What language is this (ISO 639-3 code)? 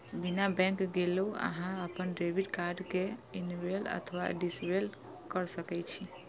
mai